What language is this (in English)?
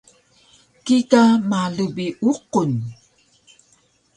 Taroko